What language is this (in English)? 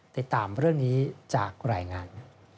Thai